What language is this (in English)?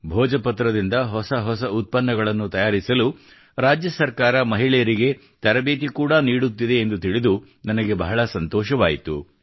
Kannada